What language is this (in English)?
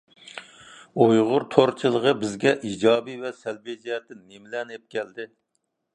Uyghur